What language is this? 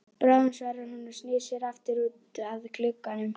Icelandic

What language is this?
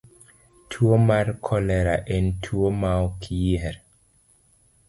Luo (Kenya and Tanzania)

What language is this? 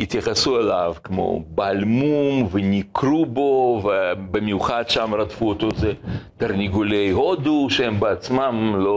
Hebrew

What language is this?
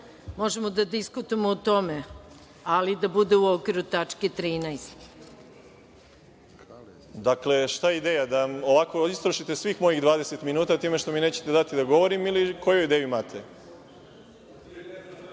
Serbian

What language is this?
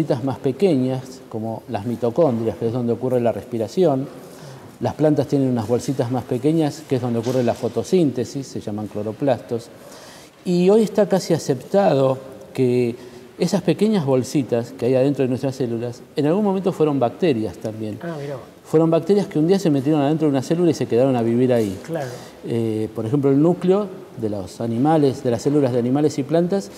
Spanish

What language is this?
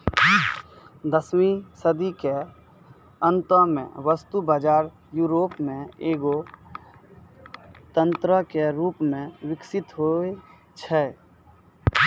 Maithili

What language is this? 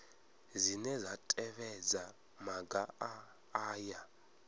Venda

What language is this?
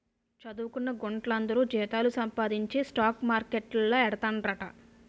Telugu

